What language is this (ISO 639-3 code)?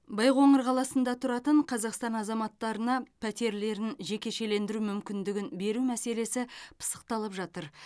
kaz